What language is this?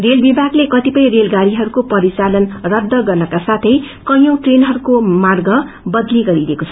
Nepali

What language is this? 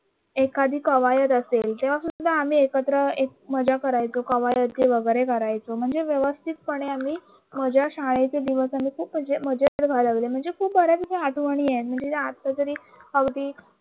Marathi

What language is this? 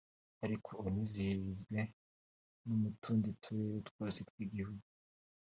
Kinyarwanda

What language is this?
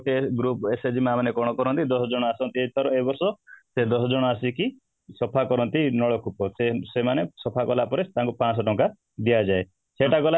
Odia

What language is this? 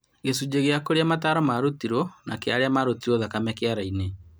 Kikuyu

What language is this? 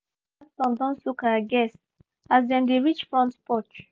Nigerian Pidgin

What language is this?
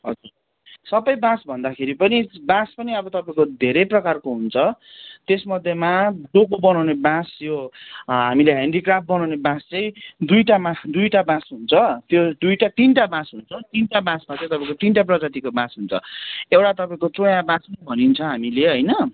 Nepali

